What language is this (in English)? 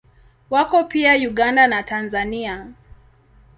Swahili